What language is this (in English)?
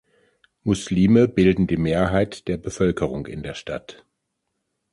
German